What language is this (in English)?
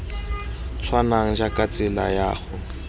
Tswana